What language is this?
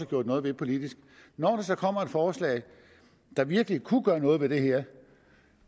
Danish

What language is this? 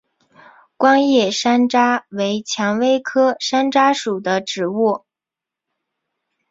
Chinese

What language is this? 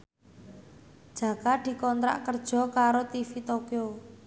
Javanese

